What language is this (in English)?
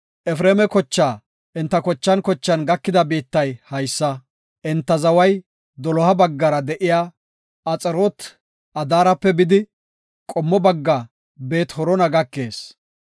Gofa